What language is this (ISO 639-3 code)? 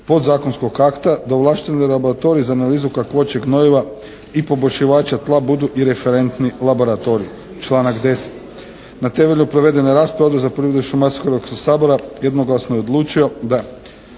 hrv